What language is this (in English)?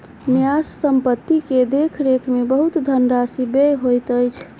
Maithili